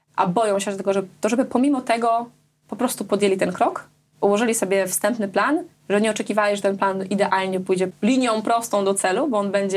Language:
Polish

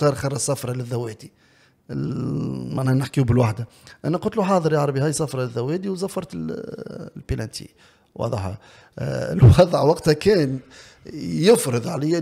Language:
Arabic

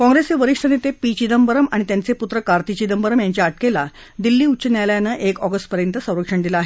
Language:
Marathi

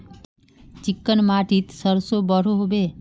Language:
Magahi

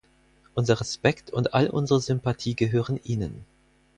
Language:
German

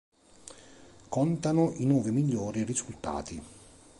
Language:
Italian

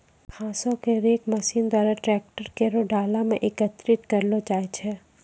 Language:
Maithili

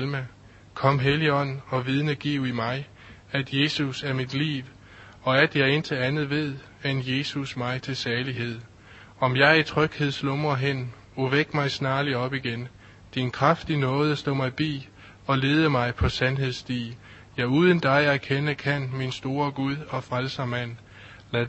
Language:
Danish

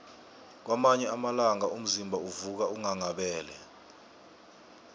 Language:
South Ndebele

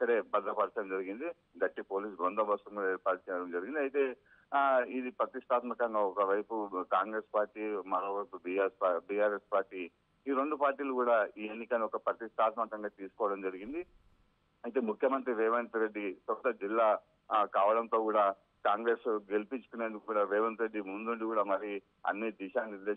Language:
Telugu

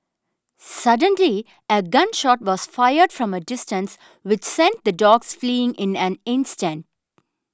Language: English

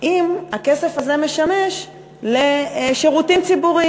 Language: Hebrew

